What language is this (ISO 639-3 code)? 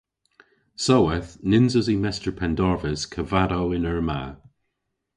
cor